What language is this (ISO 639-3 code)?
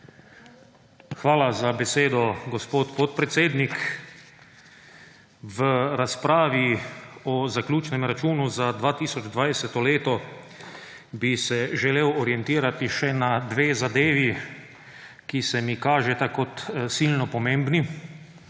slv